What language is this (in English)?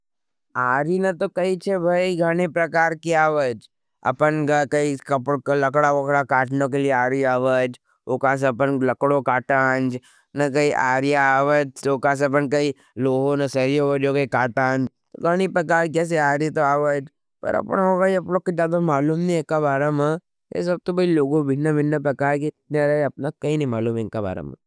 Nimadi